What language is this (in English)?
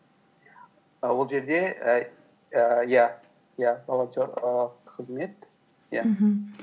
Kazakh